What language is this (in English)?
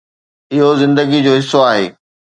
Sindhi